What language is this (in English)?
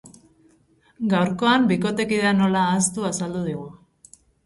Basque